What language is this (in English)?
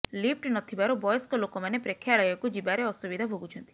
Odia